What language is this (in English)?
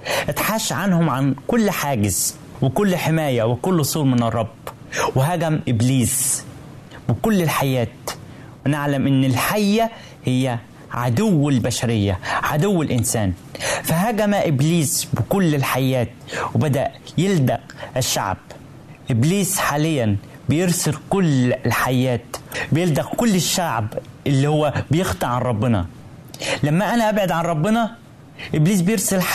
Arabic